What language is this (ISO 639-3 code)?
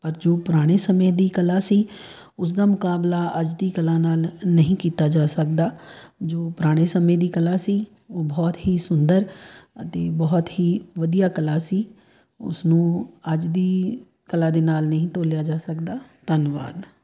pan